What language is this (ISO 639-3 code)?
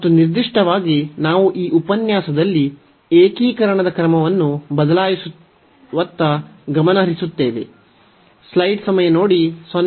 kan